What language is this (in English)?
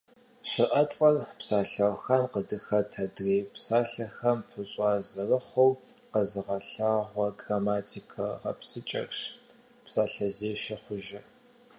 Kabardian